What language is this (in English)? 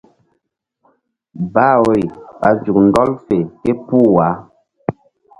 Mbum